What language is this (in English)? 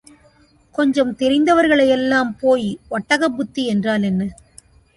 Tamil